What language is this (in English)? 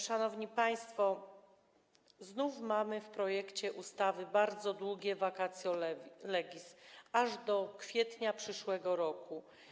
Polish